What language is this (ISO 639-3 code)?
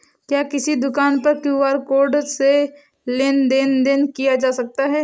hin